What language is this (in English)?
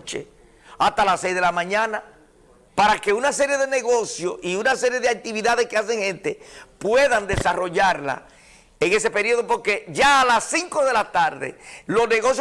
Spanish